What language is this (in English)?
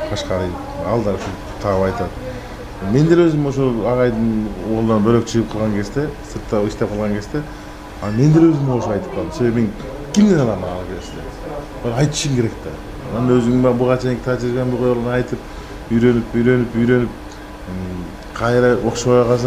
Turkish